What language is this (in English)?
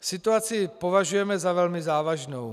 Czech